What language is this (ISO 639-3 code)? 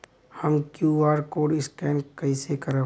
bho